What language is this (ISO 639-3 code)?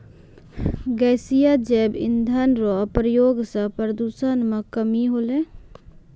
mai